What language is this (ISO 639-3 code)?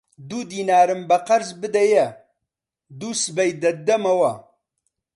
ckb